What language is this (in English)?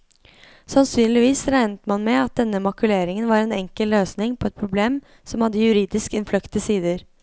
Norwegian